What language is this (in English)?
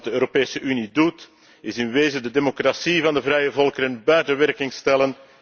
Dutch